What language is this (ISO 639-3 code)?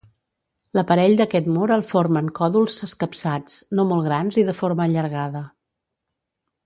cat